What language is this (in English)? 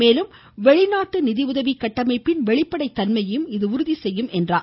Tamil